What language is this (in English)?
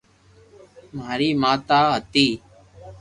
Loarki